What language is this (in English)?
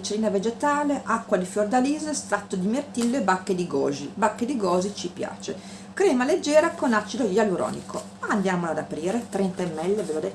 Italian